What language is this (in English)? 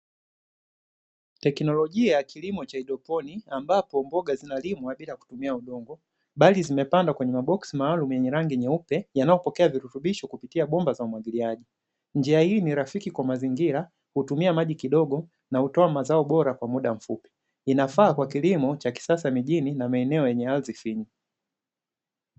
Swahili